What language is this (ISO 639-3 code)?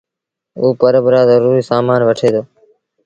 sbn